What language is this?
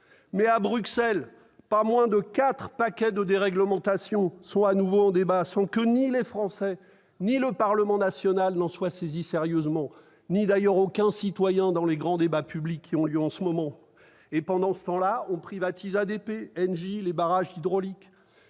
French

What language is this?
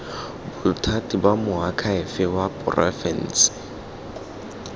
Tswana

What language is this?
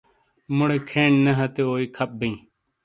Shina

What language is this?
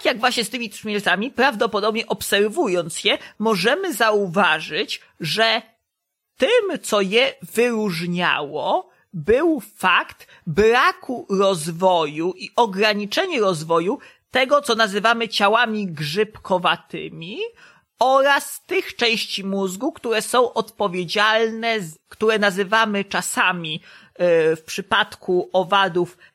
Polish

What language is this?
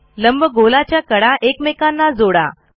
Marathi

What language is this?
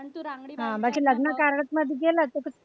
Marathi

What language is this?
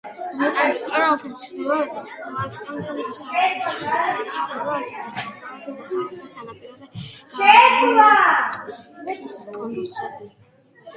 Georgian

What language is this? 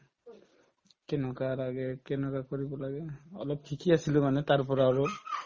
Assamese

